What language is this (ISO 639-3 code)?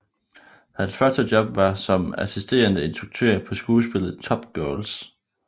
dan